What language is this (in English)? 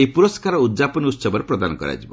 Odia